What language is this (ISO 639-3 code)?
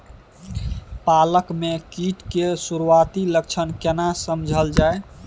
mai